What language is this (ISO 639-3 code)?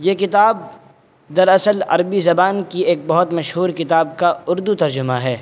urd